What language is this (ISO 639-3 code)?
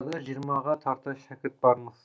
kaz